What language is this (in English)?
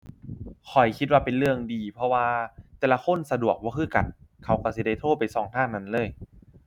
Thai